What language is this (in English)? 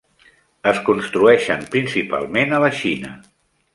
Catalan